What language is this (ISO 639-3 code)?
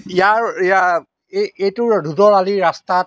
asm